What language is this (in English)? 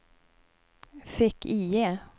Swedish